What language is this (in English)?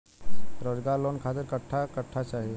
Bhojpuri